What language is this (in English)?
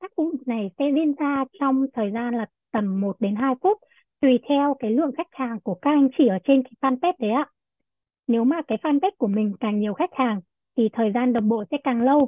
Vietnamese